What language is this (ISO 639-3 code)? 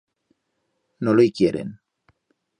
arg